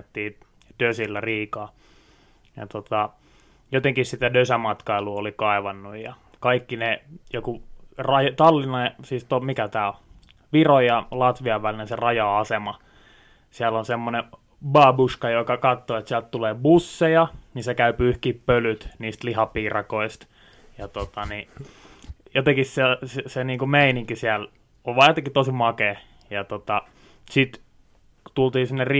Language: Finnish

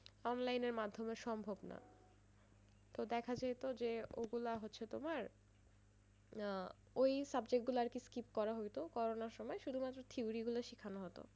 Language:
Bangla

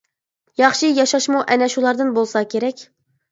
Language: Uyghur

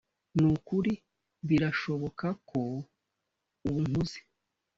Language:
Kinyarwanda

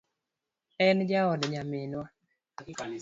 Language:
Luo (Kenya and Tanzania)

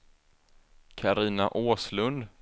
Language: Swedish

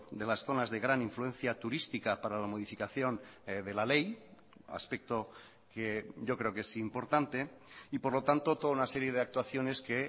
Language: Spanish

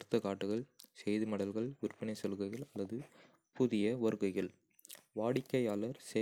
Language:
Kota (India)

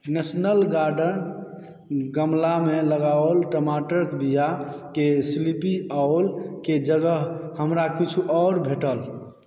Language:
Maithili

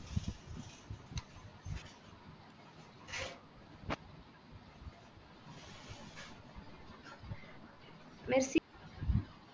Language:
Tamil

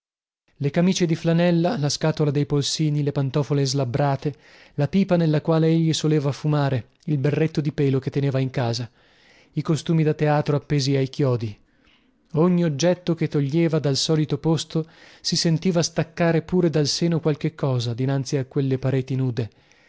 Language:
Italian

